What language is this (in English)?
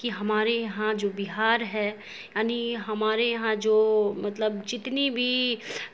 Urdu